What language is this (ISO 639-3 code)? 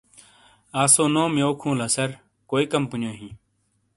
scl